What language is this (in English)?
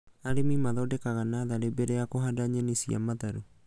Kikuyu